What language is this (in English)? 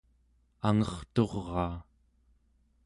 Central Yupik